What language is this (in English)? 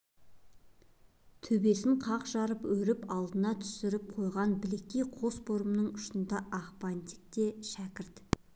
Kazakh